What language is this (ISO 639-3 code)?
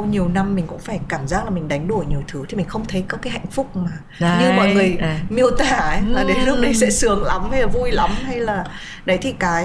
vie